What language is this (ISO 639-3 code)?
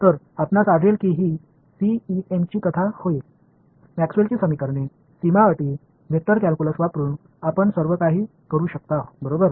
mar